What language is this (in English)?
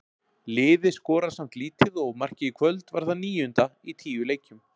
Icelandic